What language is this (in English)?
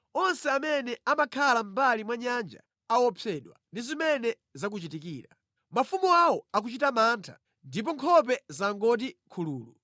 Nyanja